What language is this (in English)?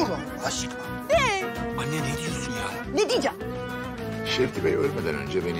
Turkish